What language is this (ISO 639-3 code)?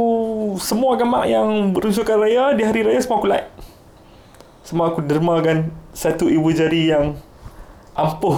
msa